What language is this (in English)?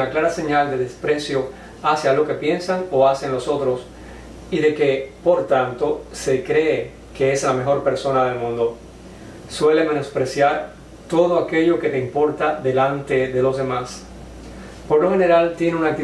Spanish